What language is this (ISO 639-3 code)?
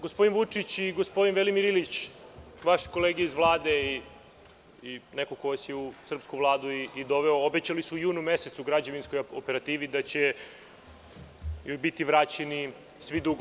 srp